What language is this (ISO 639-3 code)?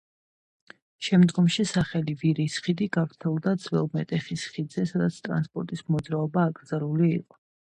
kat